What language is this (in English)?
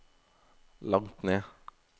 Norwegian